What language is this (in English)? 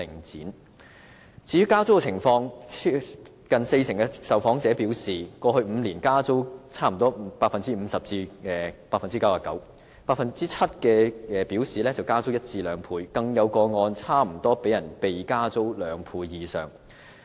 Cantonese